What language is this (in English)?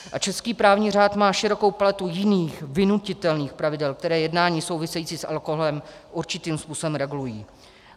Czech